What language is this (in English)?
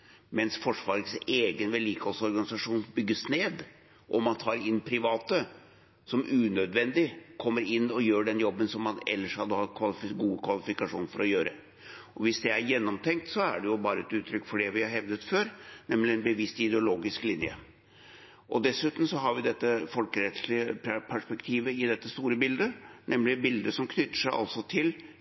Norwegian Bokmål